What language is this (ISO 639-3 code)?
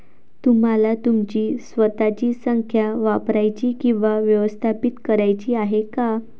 mar